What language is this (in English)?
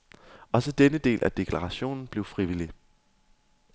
Danish